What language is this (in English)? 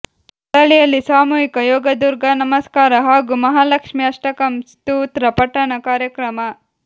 Kannada